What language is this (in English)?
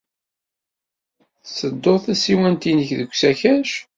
Kabyle